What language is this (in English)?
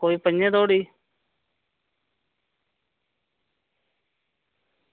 Dogri